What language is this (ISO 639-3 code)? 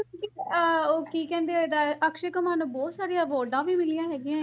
pan